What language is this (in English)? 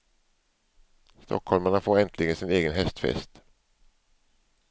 Swedish